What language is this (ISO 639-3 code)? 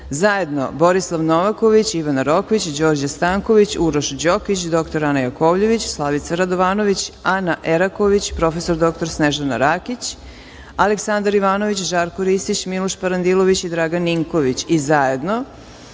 srp